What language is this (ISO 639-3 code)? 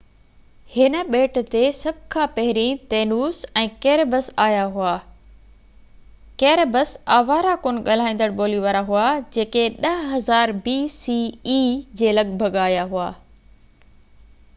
snd